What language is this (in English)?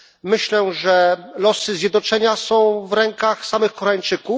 Polish